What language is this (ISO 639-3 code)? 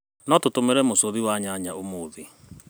kik